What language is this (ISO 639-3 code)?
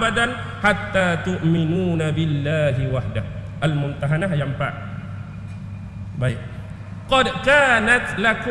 msa